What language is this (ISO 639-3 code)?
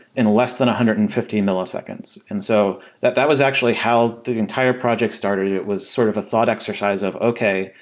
eng